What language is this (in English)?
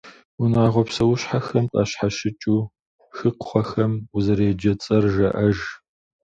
Kabardian